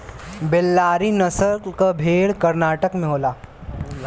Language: Bhojpuri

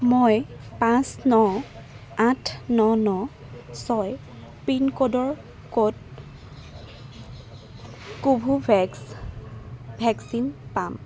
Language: Assamese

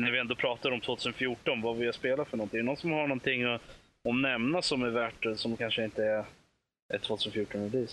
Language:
Swedish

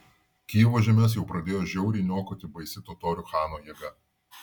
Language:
Lithuanian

